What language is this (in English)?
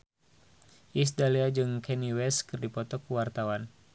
Sundanese